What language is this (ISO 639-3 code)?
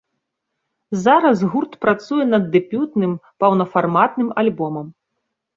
bel